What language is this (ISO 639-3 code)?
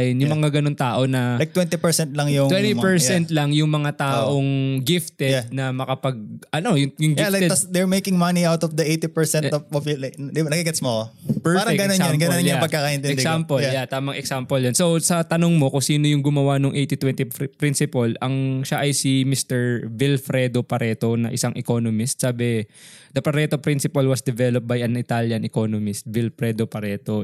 fil